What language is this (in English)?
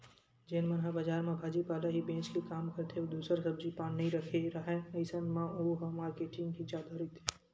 Chhattisgarhi